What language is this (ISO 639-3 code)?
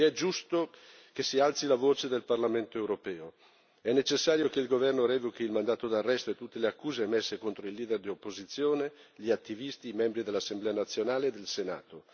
ita